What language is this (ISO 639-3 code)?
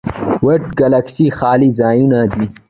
pus